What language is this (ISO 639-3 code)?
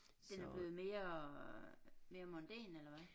dan